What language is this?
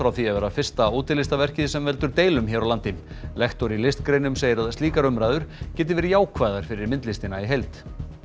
Icelandic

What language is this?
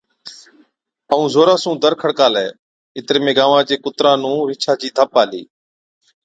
Od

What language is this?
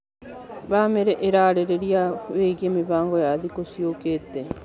Kikuyu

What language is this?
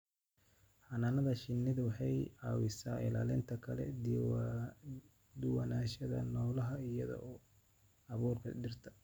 Somali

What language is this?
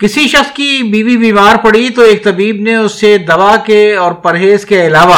Urdu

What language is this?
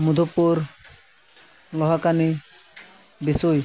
Santali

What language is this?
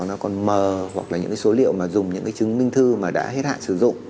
Vietnamese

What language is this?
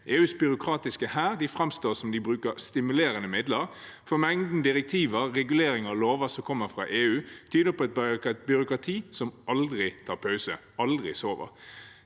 Norwegian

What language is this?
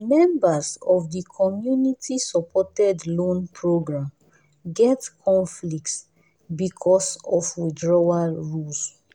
Nigerian Pidgin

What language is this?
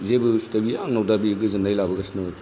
Bodo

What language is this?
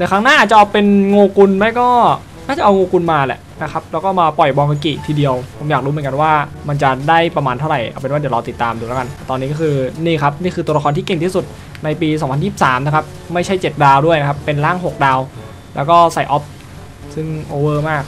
Thai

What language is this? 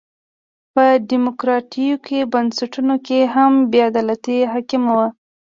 Pashto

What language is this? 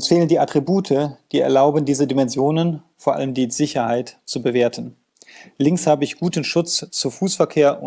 German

